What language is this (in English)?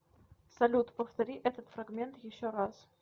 Russian